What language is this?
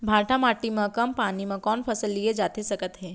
Chhattisgarhi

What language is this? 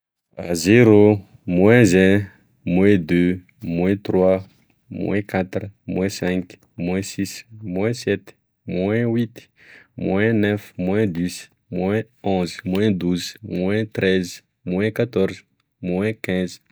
Tesaka Malagasy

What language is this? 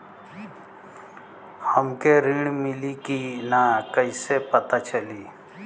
Bhojpuri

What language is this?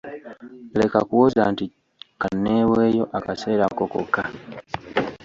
Ganda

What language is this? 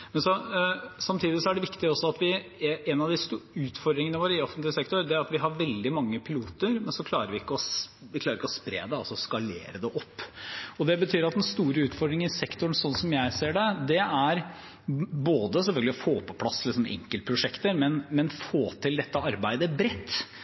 Norwegian Bokmål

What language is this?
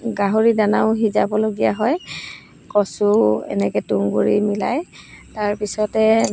Assamese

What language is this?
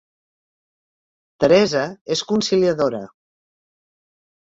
Catalan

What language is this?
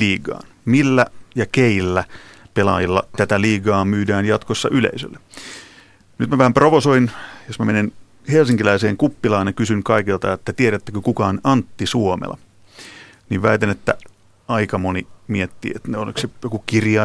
Finnish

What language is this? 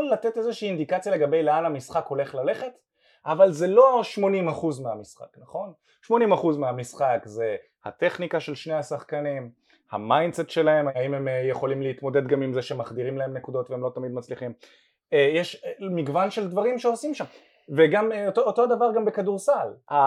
Hebrew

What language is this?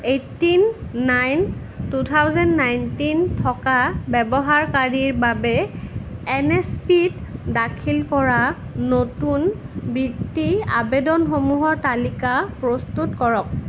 Assamese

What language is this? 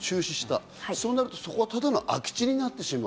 Japanese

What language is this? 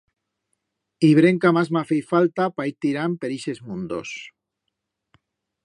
Aragonese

